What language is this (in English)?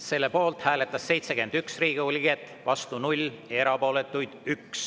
Estonian